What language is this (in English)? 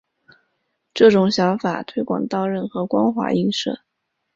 Chinese